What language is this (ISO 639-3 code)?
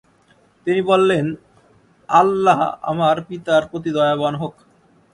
ben